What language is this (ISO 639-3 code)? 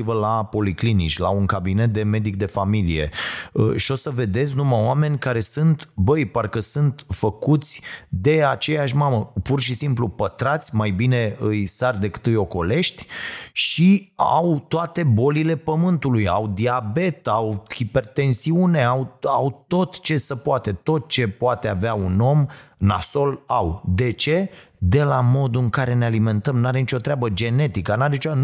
ron